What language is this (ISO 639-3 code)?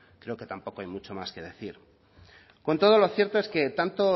spa